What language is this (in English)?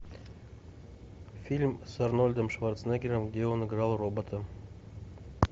Russian